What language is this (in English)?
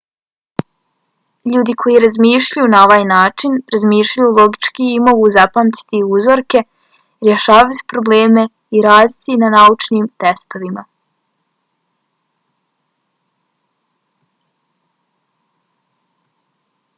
Bosnian